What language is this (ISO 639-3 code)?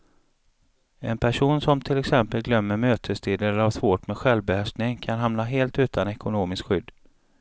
swe